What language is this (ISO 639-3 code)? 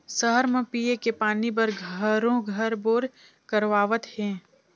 hne